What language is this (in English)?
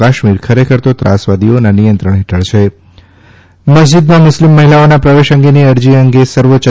Gujarati